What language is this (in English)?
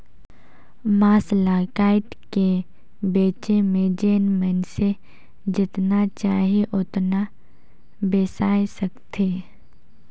Chhattisgarhi